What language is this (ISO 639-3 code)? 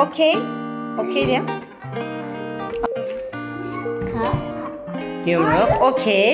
tur